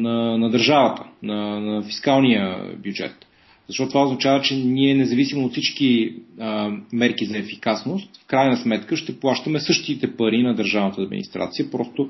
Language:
Bulgarian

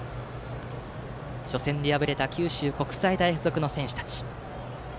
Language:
Japanese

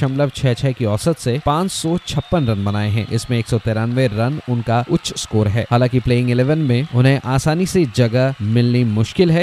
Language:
Hindi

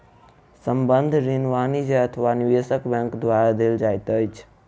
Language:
Maithili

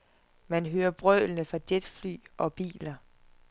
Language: Danish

